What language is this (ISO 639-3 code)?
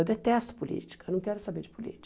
por